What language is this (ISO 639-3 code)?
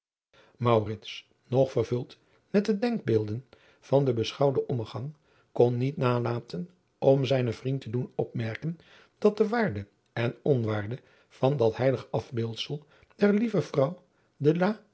nld